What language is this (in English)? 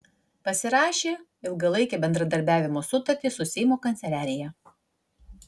Lithuanian